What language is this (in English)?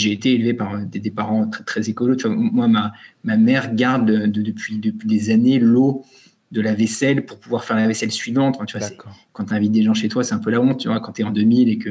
French